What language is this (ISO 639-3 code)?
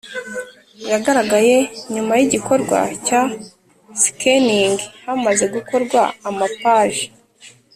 kin